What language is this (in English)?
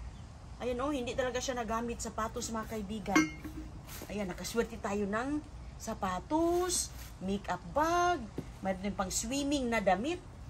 Filipino